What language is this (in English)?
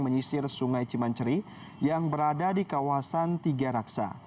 Indonesian